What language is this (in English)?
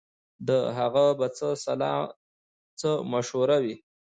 Pashto